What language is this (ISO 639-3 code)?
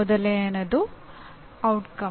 kan